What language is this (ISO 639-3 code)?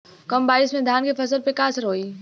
bho